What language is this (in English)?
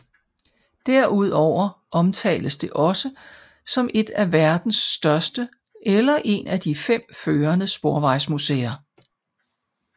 Danish